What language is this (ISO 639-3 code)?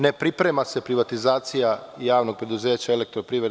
srp